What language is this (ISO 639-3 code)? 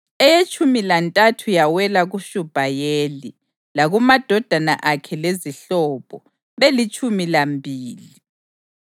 nde